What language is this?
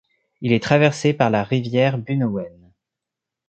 French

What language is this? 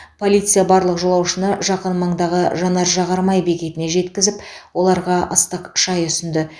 Kazakh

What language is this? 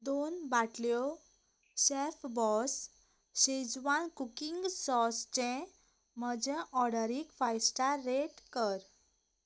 Konkani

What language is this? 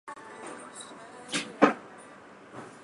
Chinese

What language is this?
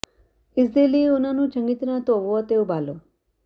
Punjabi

